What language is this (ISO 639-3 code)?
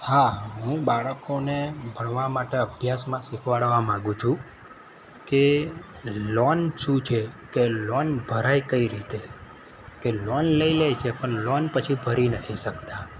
guj